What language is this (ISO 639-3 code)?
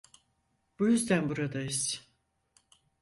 tur